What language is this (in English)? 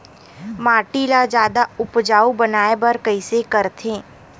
Chhattisgarhi